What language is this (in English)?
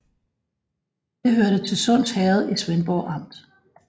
Danish